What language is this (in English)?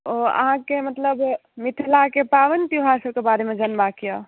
Maithili